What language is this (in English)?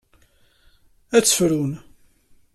Kabyle